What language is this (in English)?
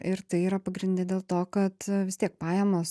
Lithuanian